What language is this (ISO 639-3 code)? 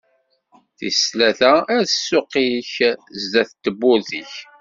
kab